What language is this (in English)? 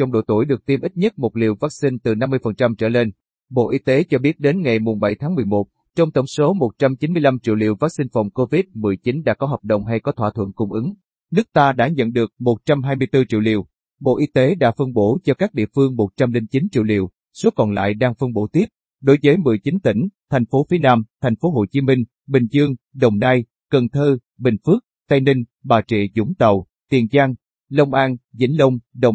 Vietnamese